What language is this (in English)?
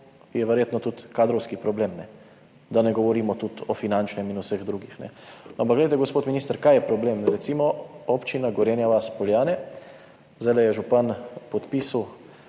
Slovenian